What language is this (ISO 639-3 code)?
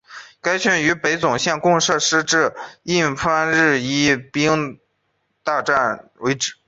zho